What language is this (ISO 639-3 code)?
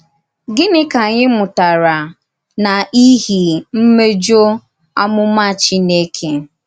ibo